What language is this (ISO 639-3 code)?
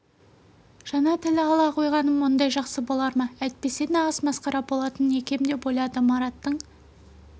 kaz